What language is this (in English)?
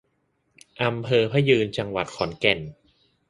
Thai